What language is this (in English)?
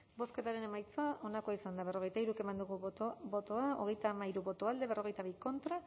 Basque